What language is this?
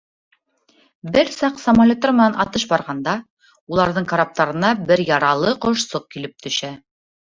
Bashkir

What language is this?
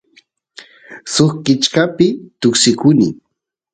Santiago del Estero Quichua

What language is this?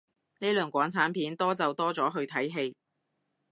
Cantonese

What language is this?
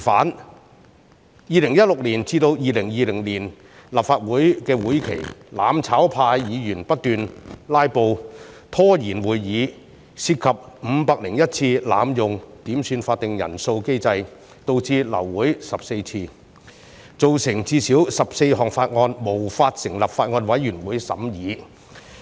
Cantonese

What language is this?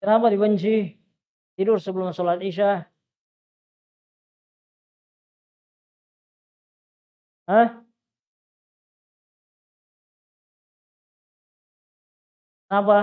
Indonesian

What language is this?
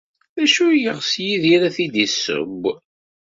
Kabyle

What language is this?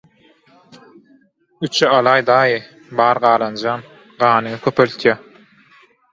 Turkmen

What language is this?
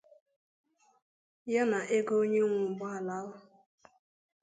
Igbo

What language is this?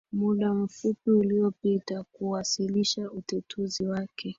Swahili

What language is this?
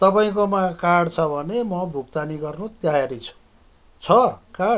Nepali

